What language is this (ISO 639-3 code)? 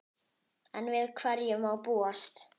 isl